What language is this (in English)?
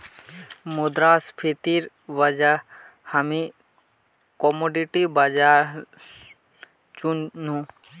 Magahi